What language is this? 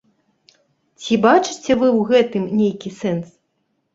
Belarusian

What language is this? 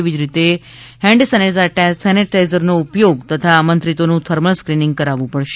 Gujarati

